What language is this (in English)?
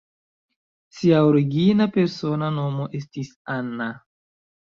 Esperanto